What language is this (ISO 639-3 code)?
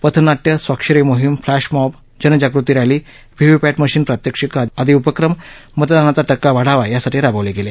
mar